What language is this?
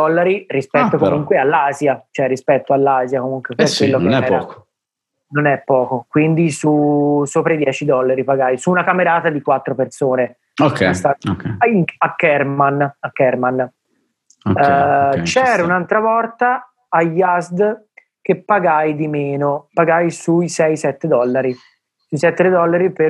Italian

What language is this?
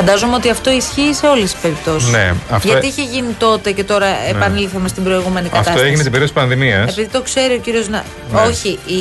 Greek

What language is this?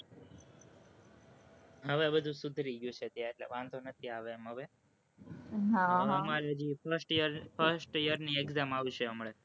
Gujarati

